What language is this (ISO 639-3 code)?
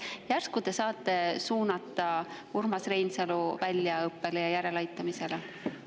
est